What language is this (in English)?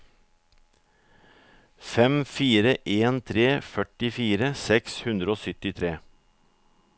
Norwegian